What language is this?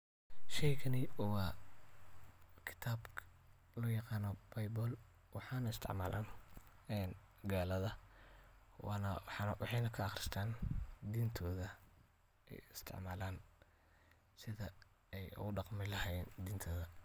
Somali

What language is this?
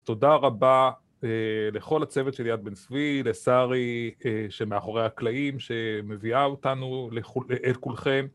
Hebrew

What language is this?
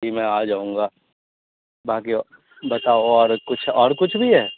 Urdu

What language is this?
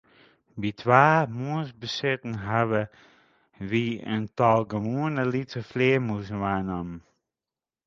Western Frisian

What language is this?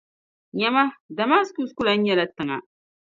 Dagbani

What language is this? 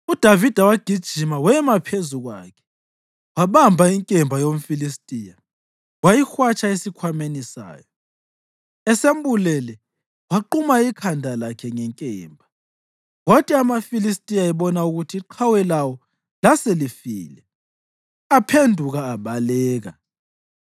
North Ndebele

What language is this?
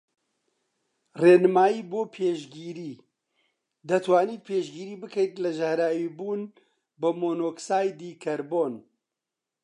Central Kurdish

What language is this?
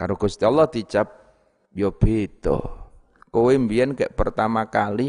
Indonesian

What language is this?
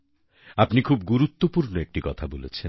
Bangla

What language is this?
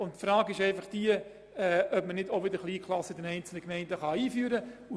Swiss German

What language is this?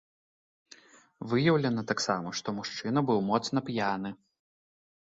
Belarusian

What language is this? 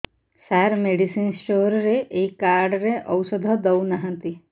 Odia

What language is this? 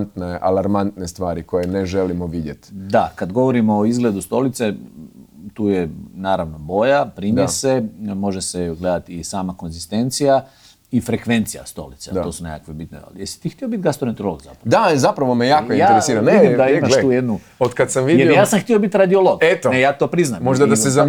Croatian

